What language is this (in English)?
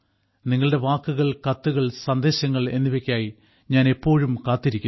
Malayalam